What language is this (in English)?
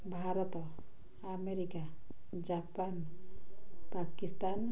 Odia